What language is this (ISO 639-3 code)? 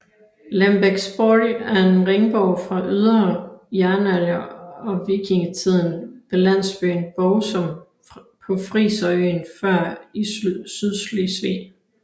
dan